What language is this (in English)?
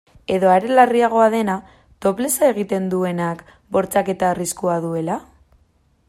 Basque